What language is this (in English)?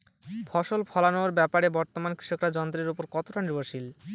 Bangla